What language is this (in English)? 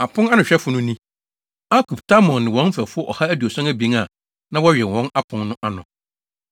Akan